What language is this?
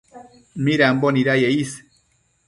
Matsés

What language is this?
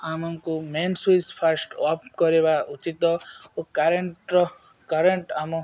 Odia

